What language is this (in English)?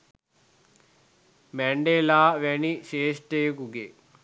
Sinhala